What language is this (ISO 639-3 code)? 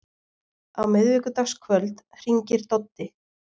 isl